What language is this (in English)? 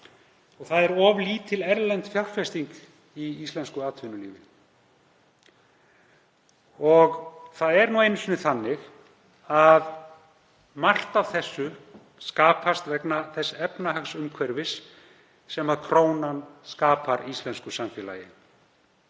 Icelandic